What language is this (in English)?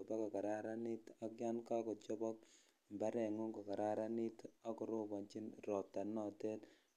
Kalenjin